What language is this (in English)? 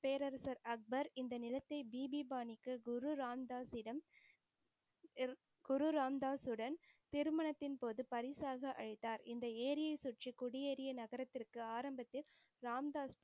Tamil